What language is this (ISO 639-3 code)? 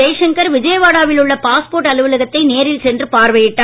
tam